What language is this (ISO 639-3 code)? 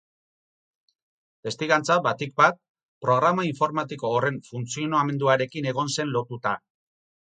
eus